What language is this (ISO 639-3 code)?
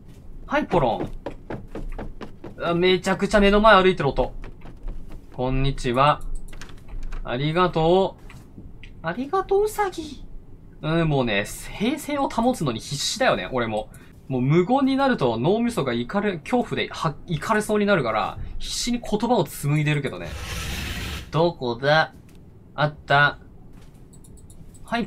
jpn